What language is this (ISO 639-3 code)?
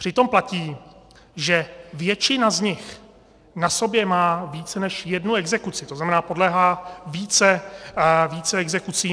ces